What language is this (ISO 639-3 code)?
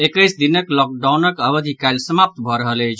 mai